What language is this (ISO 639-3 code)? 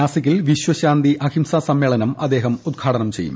mal